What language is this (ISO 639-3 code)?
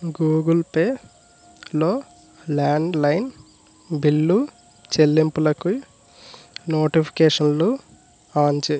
tel